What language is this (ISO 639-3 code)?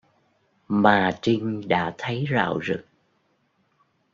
vie